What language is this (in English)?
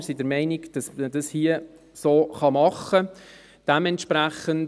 Swiss German